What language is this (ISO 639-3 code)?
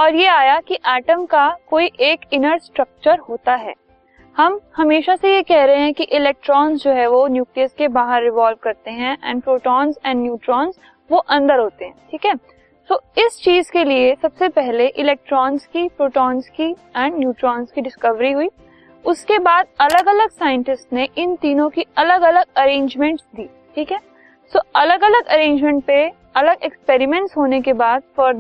hin